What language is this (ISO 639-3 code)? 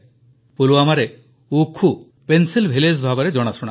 ori